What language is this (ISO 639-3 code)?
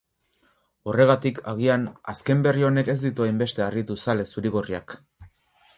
eus